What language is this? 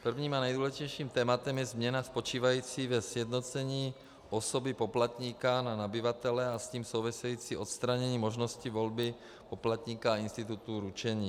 Czech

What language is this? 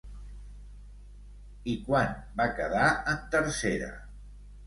Catalan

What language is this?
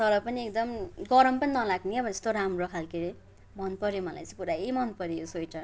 Nepali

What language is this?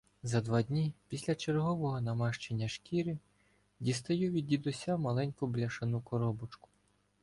Ukrainian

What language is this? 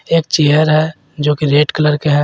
Hindi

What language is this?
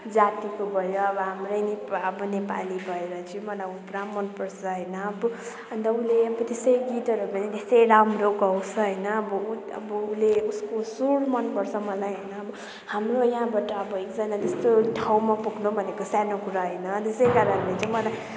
Nepali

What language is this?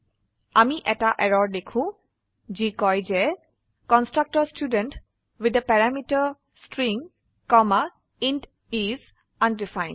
Assamese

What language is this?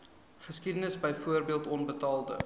Afrikaans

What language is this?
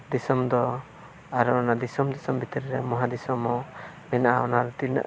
Santali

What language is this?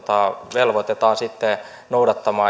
Finnish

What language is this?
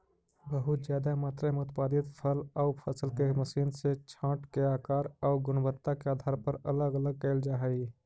Magahi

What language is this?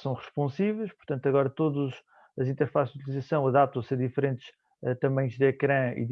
Portuguese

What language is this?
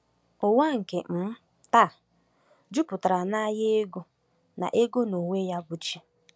Igbo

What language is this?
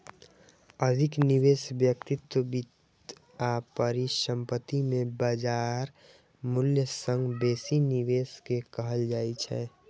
Maithili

